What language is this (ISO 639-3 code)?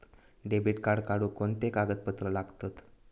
mar